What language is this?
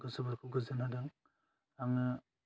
Bodo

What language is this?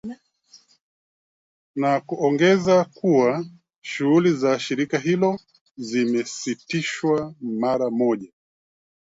Swahili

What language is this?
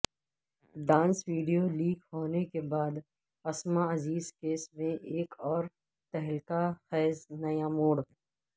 Urdu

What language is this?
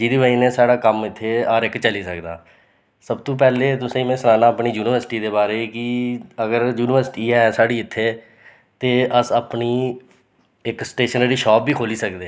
Dogri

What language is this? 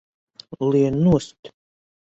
Latvian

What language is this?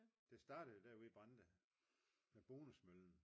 Danish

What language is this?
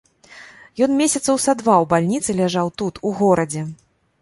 Belarusian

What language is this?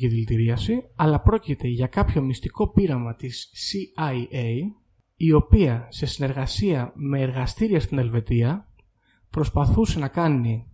Greek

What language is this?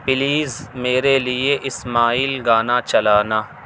Urdu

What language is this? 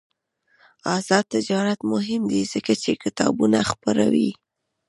Pashto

